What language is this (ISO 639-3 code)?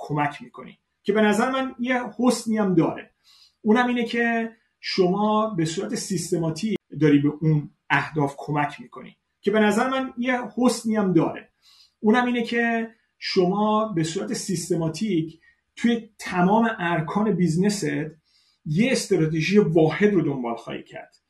fas